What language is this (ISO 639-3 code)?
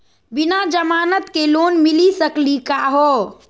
mag